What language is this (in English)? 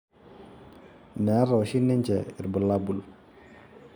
Masai